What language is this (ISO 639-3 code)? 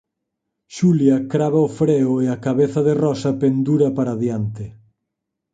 glg